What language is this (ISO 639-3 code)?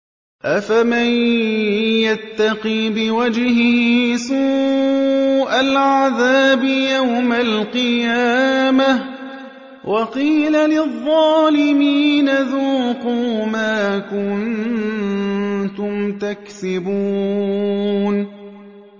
ara